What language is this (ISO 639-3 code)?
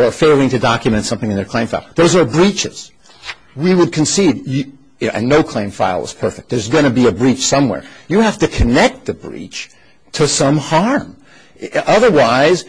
eng